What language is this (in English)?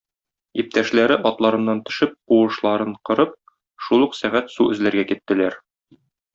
Tatar